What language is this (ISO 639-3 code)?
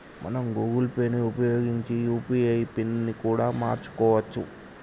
tel